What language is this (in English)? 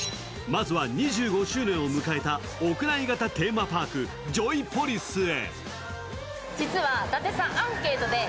Japanese